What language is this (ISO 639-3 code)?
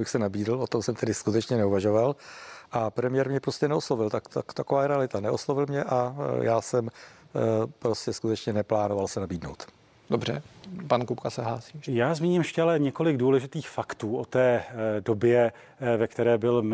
ces